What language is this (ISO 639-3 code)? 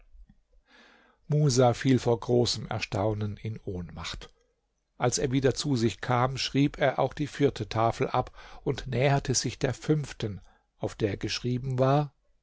deu